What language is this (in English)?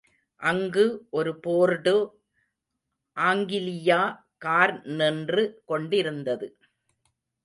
Tamil